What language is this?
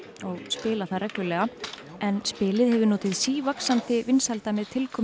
Icelandic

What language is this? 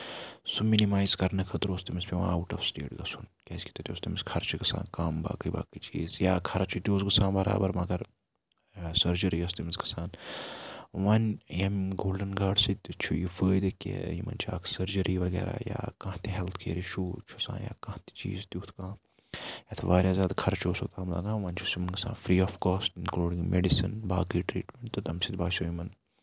Kashmiri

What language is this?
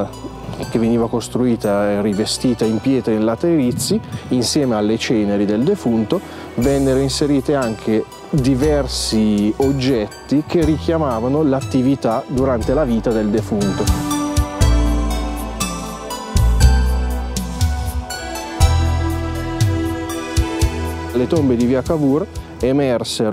Italian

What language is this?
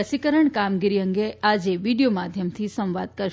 Gujarati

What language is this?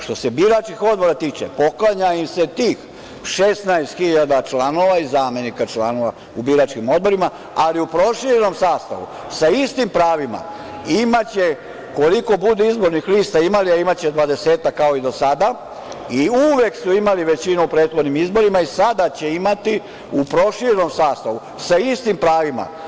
Serbian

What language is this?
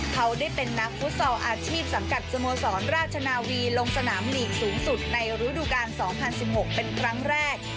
Thai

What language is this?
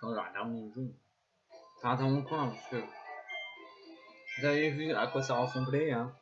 French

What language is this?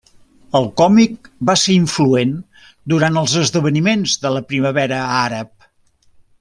Catalan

